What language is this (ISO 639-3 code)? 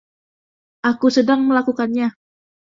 ind